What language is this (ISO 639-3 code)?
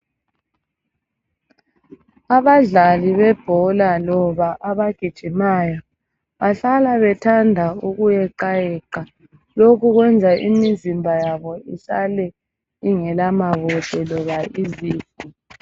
nde